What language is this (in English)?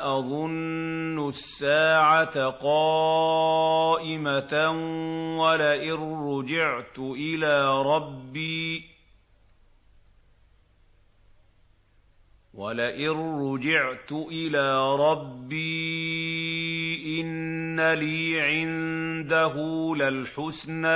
Arabic